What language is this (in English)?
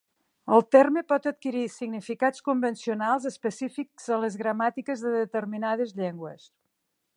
Catalan